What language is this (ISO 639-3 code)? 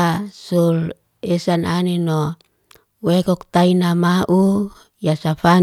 ste